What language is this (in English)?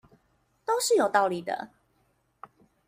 Chinese